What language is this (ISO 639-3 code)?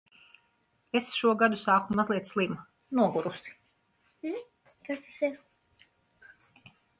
lav